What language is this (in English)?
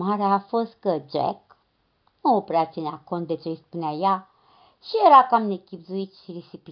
Romanian